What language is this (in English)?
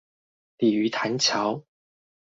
Chinese